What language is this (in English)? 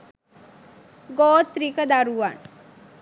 Sinhala